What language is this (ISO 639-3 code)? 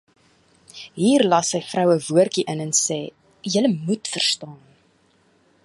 afr